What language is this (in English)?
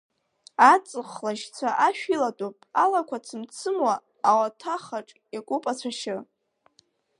Abkhazian